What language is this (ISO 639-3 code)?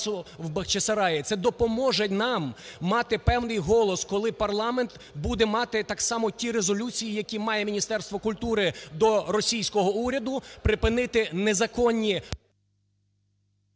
ukr